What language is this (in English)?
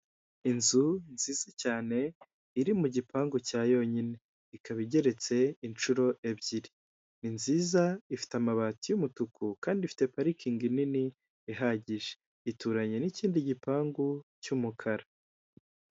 Kinyarwanda